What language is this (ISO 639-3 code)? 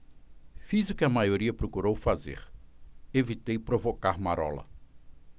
por